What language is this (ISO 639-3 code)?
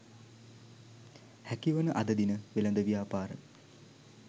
sin